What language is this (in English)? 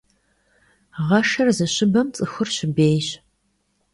Kabardian